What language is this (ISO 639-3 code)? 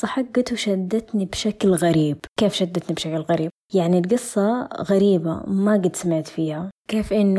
ara